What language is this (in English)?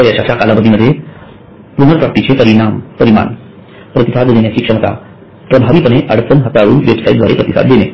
Marathi